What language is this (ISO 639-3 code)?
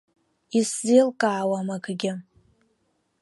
abk